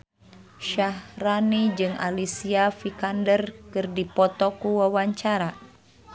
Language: Sundanese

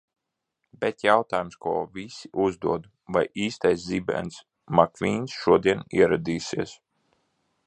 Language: Latvian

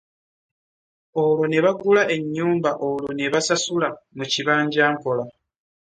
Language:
Ganda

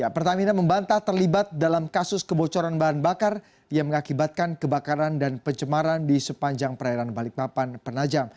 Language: Indonesian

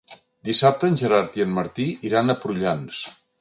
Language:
Catalan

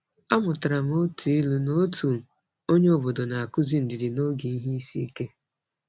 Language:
Igbo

